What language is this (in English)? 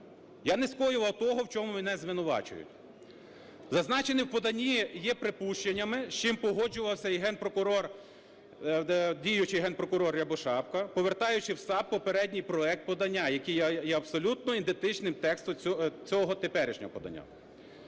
Ukrainian